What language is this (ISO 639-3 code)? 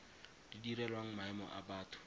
tsn